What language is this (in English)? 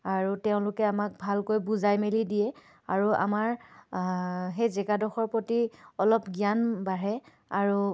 Assamese